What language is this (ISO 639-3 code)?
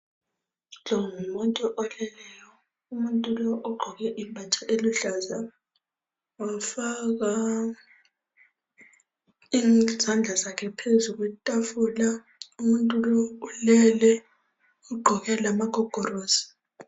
nde